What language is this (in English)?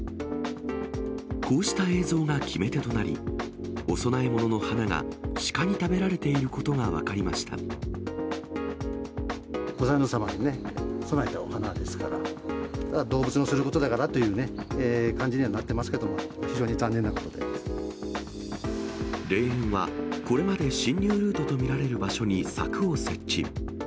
Japanese